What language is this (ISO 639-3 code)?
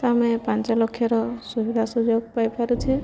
ori